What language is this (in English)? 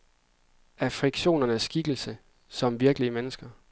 Danish